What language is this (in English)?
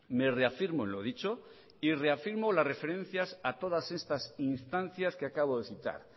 Spanish